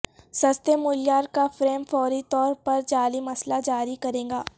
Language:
Urdu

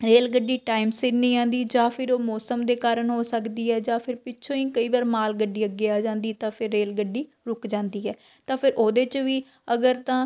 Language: Punjabi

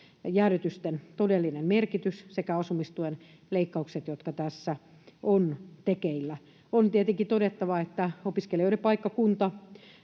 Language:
Finnish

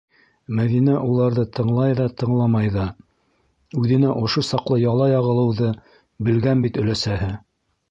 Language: Bashkir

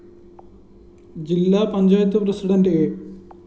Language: Malayalam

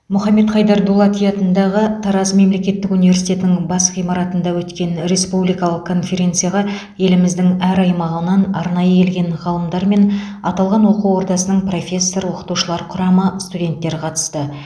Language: Kazakh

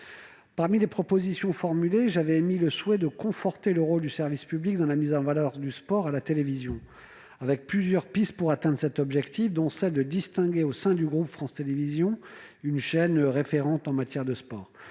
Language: French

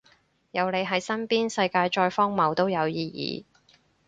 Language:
Cantonese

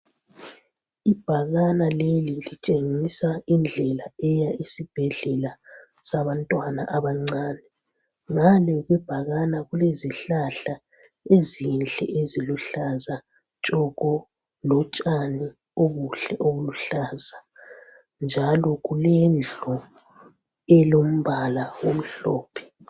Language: North Ndebele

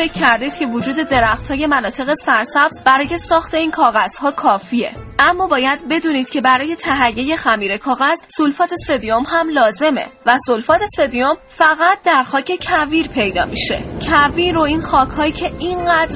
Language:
Persian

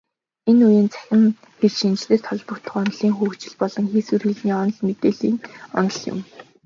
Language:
Mongolian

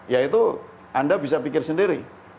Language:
Indonesian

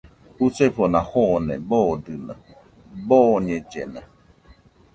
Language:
Nüpode Huitoto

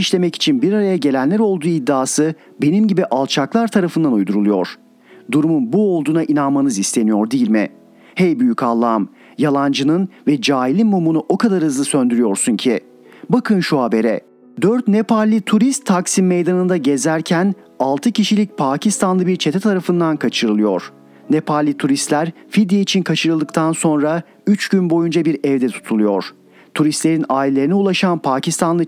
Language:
Turkish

